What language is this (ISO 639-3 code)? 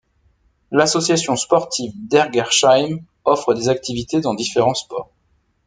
fra